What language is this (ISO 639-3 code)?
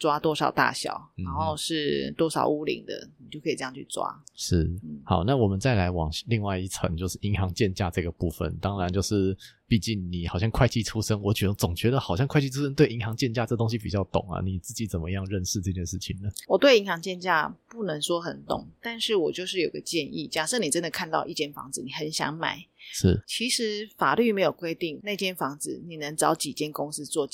zho